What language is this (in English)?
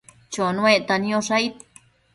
Matsés